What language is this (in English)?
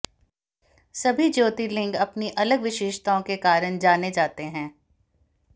Hindi